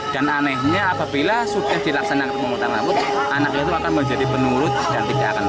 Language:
Indonesian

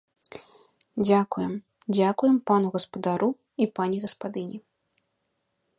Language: Belarusian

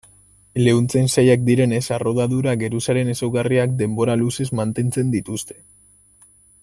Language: Basque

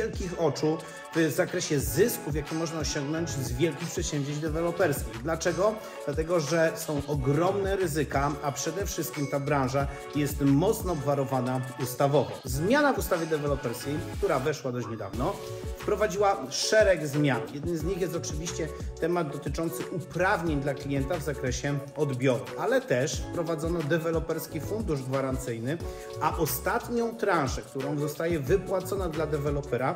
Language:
Polish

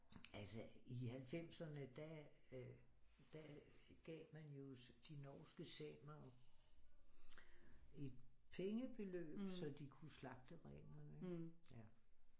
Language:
Danish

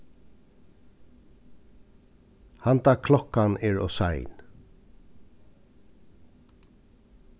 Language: Faroese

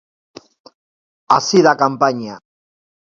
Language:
Basque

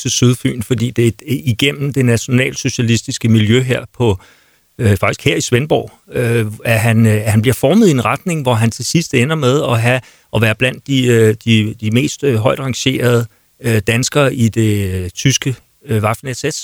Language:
Danish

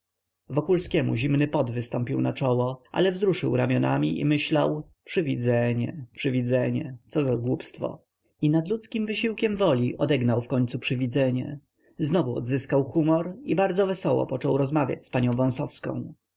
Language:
Polish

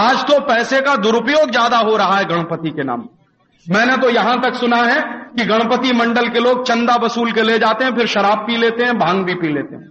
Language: Hindi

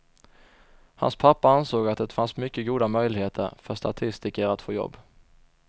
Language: Swedish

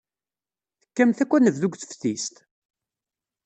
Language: Kabyle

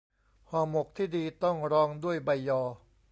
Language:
Thai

